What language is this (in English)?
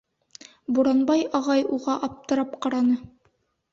Bashkir